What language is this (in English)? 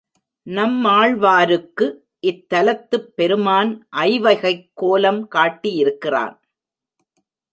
Tamil